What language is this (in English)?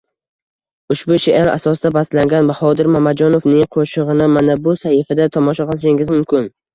Uzbek